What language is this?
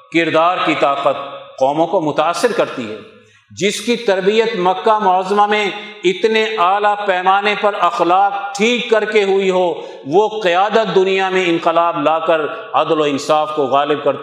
Urdu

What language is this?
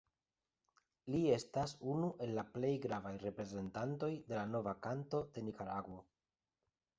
Esperanto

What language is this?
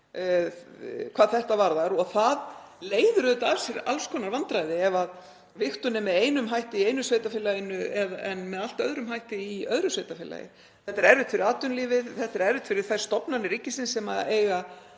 Icelandic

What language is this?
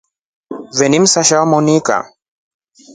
Rombo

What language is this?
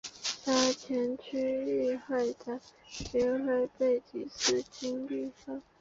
Chinese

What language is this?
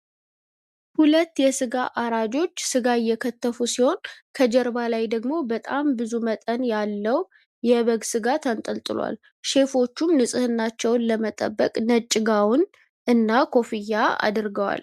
Amharic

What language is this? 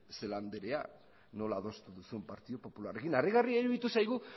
Basque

